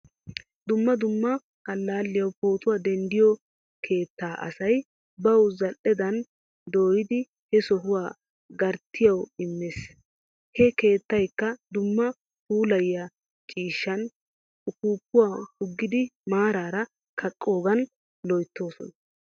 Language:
Wolaytta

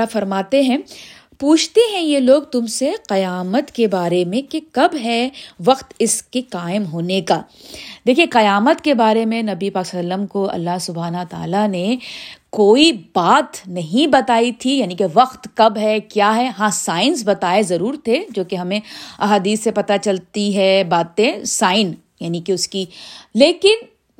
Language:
Urdu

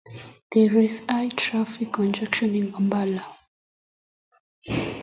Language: Kalenjin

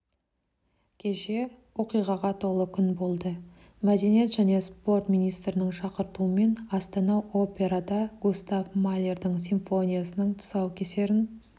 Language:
Kazakh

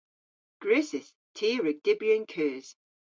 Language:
Cornish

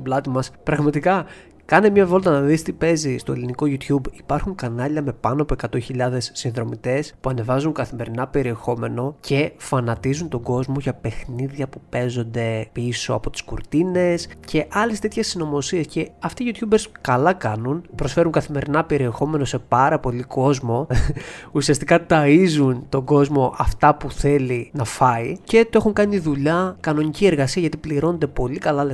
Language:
Greek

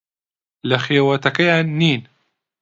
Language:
Central Kurdish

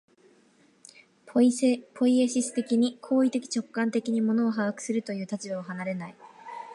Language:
Japanese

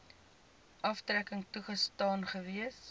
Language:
Afrikaans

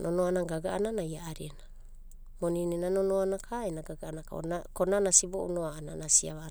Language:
Abadi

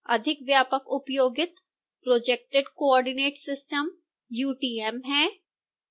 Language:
Hindi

